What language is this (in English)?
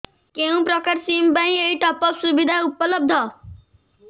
Odia